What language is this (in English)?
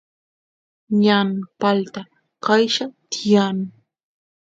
Santiago del Estero Quichua